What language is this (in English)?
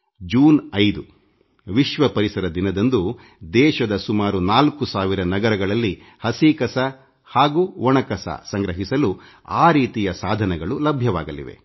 Kannada